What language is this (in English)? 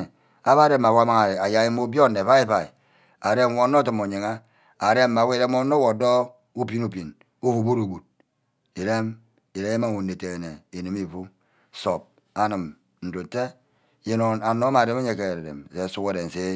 Ubaghara